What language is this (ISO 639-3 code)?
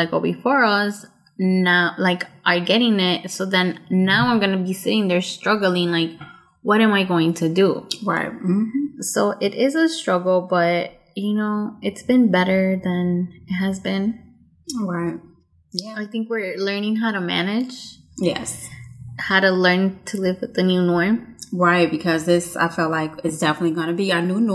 eng